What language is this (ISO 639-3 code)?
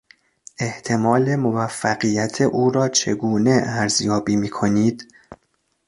fas